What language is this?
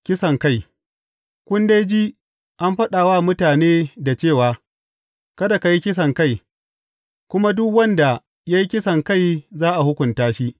Hausa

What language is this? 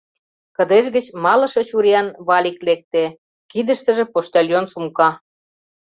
Mari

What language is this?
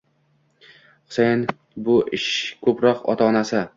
Uzbek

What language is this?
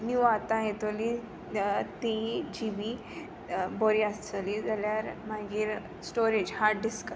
Konkani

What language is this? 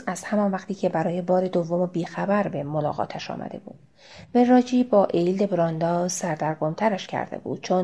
Persian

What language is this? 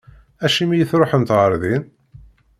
Kabyle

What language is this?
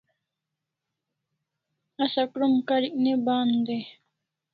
Kalasha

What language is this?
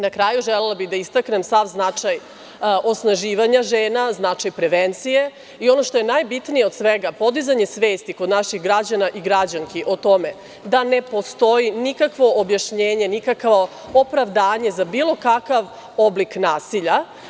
Serbian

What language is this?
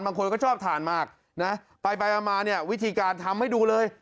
Thai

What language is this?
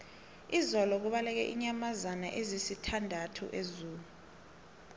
South Ndebele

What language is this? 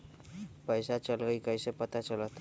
Magahi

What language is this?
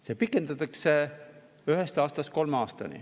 Estonian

